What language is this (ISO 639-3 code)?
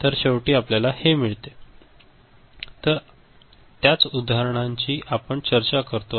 mar